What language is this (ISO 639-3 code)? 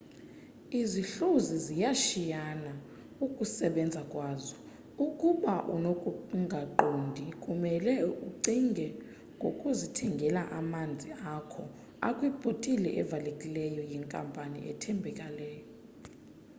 xho